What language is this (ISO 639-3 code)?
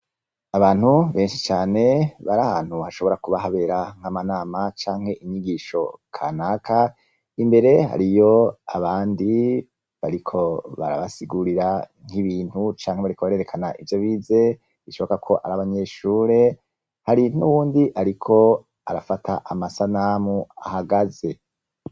run